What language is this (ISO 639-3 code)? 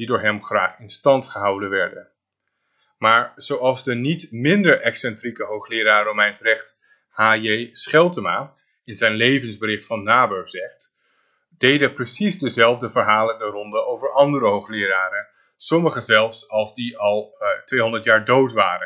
nld